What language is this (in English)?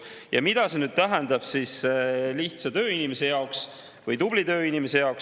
Estonian